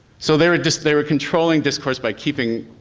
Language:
English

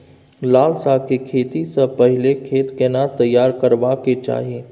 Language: Maithili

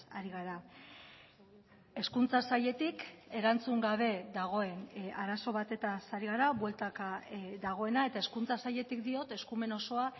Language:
Basque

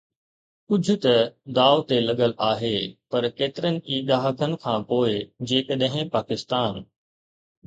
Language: Sindhi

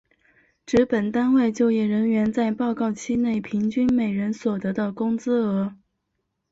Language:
Chinese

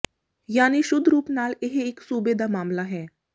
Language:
Punjabi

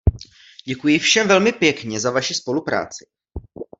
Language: Czech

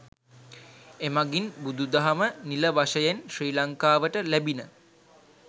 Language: Sinhala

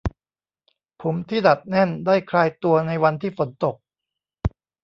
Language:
Thai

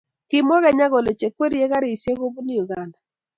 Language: Kalenjin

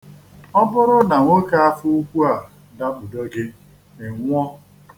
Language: Igbo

